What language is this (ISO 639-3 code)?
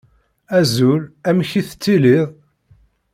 kab